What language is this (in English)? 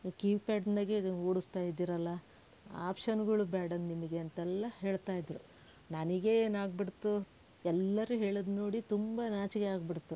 Kannada